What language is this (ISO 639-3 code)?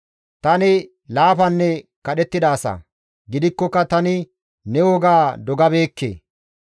gmv